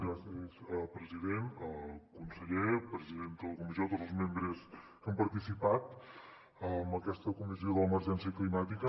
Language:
Catalan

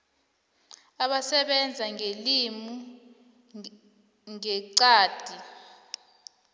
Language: South Ndebele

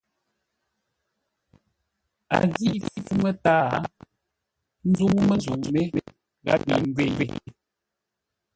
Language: Ngombale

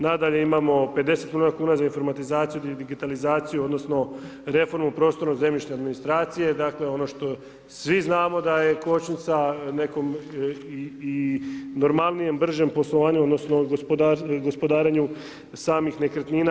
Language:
Croatian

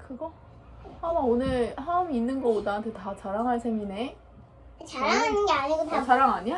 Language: Korean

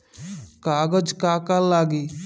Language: Bhojpuri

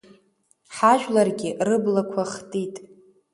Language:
Abkhazian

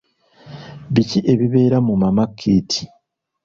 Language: Ganda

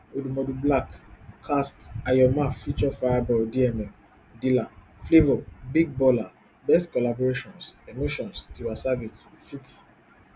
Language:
Nigerian Pidgin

